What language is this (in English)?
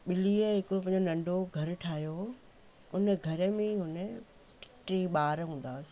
Sindhi